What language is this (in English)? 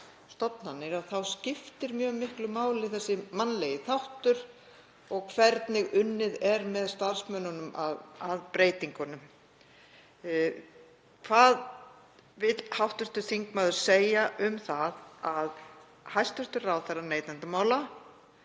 Icelandic